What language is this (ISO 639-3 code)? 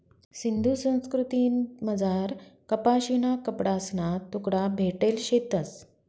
mar